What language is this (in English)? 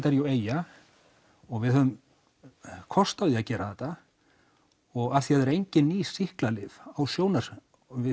Icelandic